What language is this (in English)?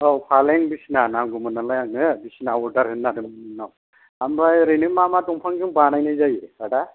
Bodo